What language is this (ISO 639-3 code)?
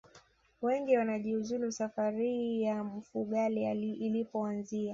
swa